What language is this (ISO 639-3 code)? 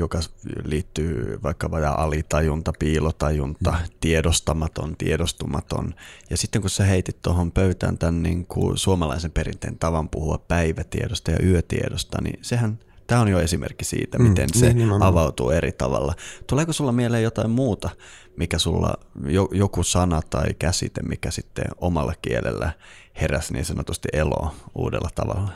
fin